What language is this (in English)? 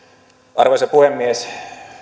Finnish